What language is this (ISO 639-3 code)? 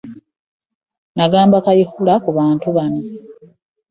lug